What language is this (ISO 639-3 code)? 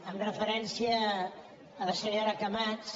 cat